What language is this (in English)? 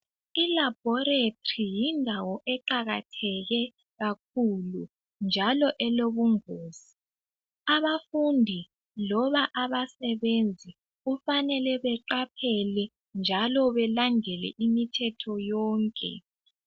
North Ndebele